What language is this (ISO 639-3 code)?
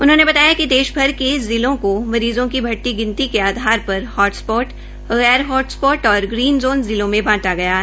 hin